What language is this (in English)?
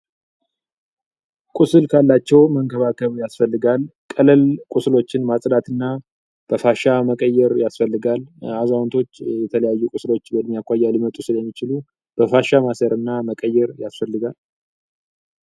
Amharic